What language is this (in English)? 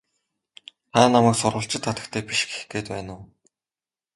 Mongolian